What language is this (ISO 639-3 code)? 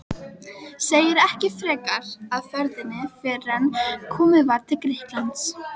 isl